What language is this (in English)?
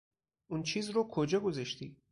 Persian